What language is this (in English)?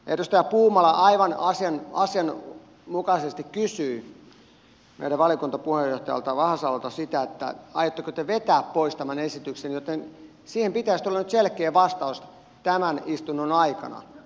Finnish